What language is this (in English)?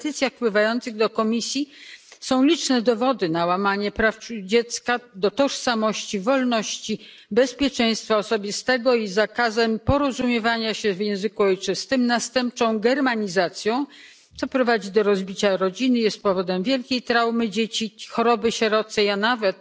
Polish